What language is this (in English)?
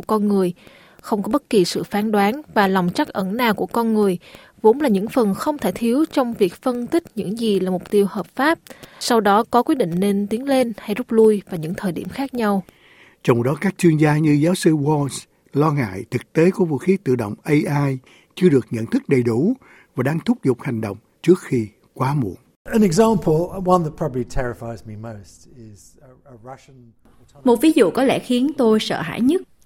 Vietnamese